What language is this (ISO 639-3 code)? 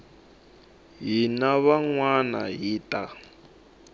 tso